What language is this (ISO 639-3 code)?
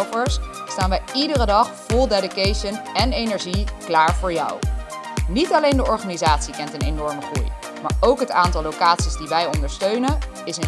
nld